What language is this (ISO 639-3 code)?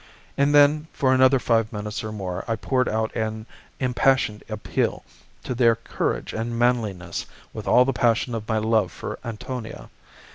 eng